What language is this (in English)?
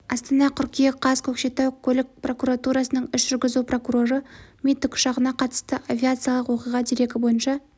Kazakh